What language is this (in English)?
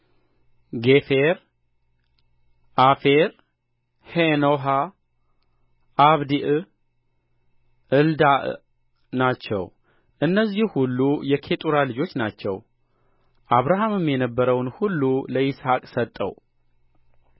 Amharic